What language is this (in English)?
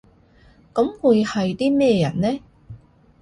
Cantonese